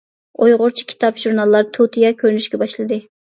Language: Uyghur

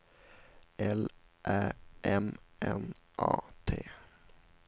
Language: Swedish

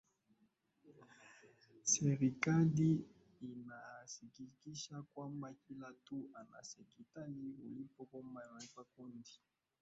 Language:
Swahili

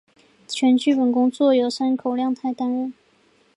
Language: Chinese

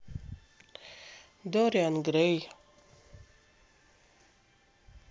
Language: Russian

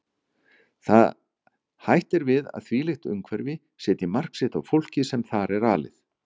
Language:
Icelandic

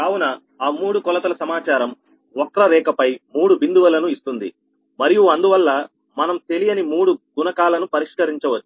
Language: Telugu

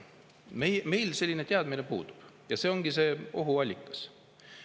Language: Estonian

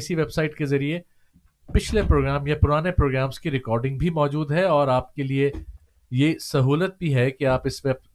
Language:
Urdu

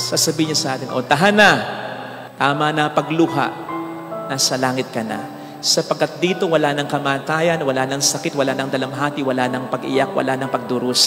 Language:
Filipino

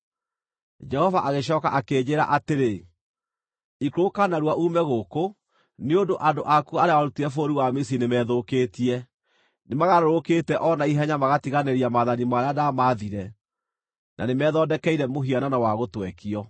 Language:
Kikuyu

